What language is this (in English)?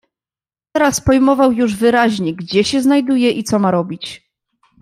Polish